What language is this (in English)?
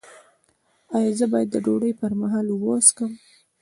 Pashto